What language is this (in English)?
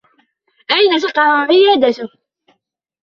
Arabic